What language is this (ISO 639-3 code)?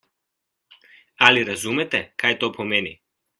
slv